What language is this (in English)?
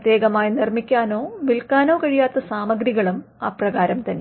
Malayalam